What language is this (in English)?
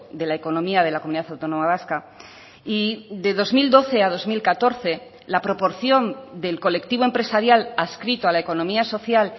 Spanish